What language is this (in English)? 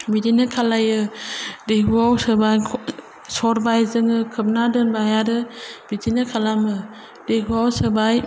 Bodo